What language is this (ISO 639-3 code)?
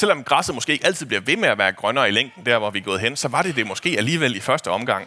dan